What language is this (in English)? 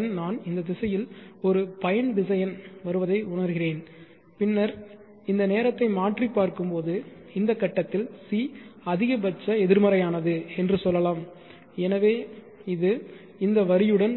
Tamil